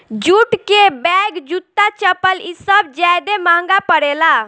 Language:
Bhojpuri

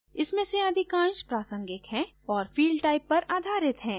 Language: Hindi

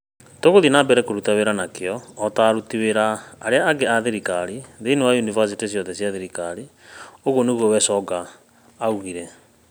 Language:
Kikuyu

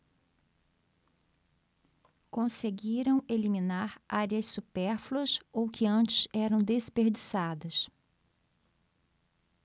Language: Portuguese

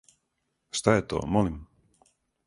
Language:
Serbian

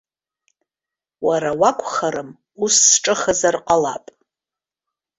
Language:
Abkhazian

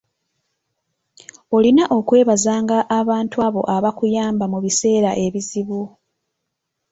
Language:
Ganda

